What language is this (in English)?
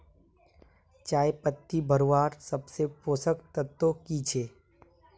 Magahi